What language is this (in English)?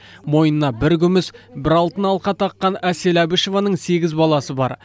Kazakh